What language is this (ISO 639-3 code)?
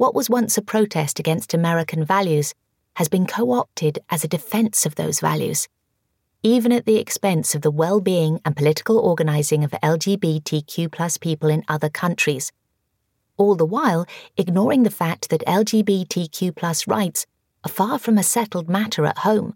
eng